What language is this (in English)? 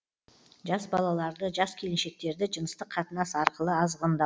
Kazakh